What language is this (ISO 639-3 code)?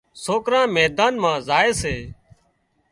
kxp